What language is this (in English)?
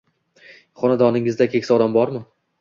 Uzbek